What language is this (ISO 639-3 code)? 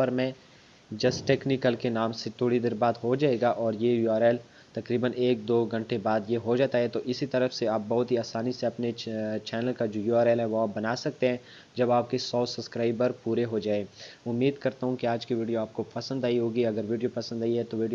urd